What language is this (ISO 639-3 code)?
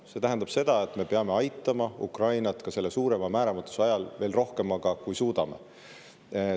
est